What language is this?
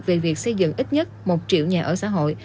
Vietnamese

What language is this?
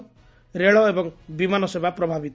Odia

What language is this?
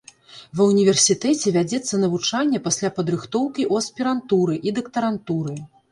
Belarusian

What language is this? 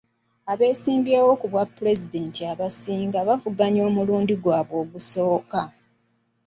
Ganda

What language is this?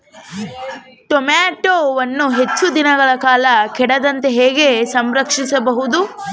Kannada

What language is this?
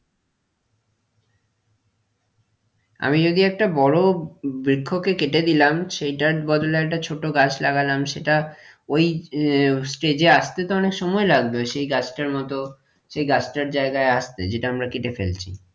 Bangla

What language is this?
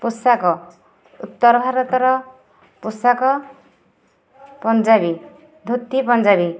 Odia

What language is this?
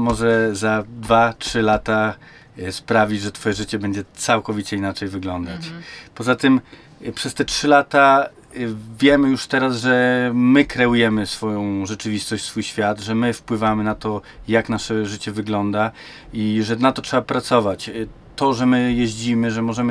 Polish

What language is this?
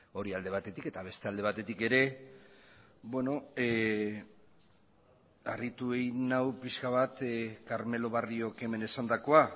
Basque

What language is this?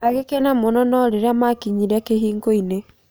Kikuyu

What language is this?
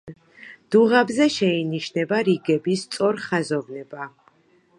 Georgian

